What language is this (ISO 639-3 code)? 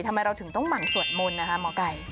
tha